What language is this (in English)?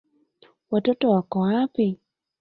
Swahili